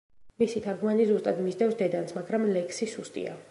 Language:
Georgian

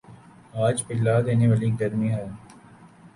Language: Urdu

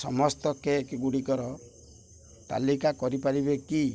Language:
Odia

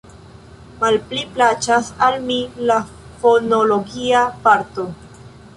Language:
Esperanto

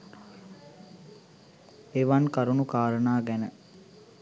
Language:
Sinhala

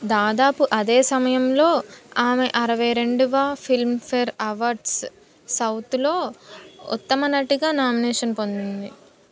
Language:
Telugu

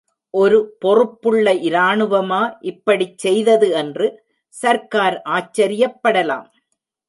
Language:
Tamil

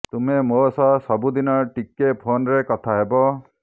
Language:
Odia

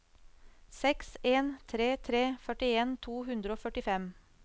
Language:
Norwegian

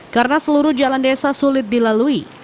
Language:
Indonesian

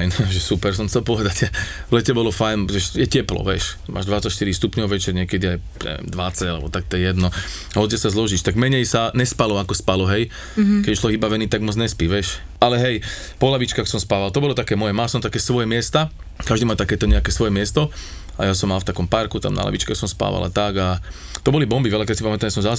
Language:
Slovak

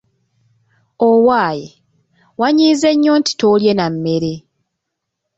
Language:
Ganda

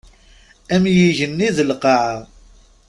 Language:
Kabyle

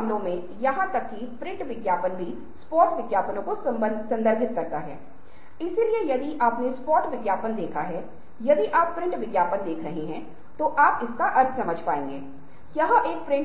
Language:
Hindi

